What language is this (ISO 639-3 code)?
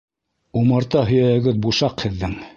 bak